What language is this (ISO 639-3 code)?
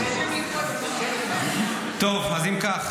heb